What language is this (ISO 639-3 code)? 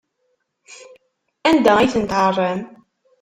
kab